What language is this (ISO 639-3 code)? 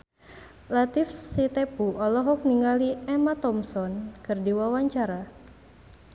sun